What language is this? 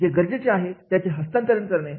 Marathi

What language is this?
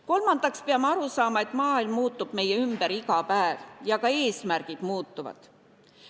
Estonian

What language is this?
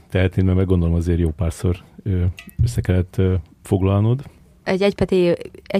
Hungarian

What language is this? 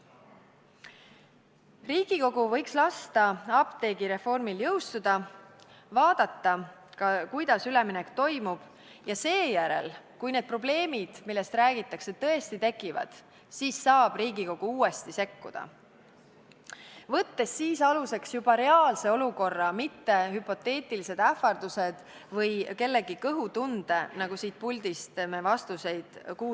Estonian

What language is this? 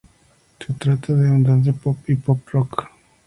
Spanish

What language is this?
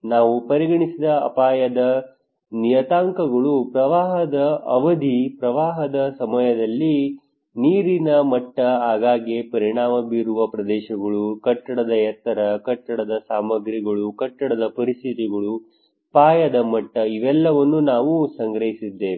Kannada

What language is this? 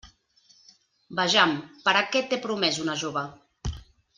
Catalan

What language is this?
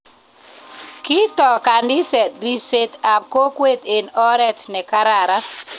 Kalenjin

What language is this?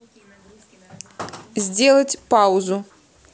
Russian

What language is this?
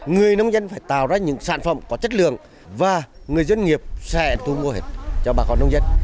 Vietnamese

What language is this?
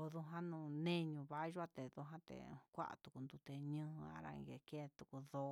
Huitepec Mixtec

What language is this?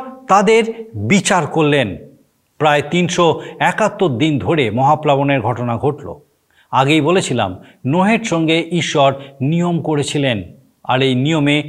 Bangla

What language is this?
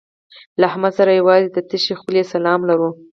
Pashto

